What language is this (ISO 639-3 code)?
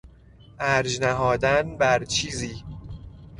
fas